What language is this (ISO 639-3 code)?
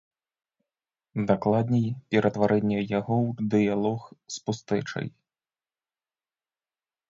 bel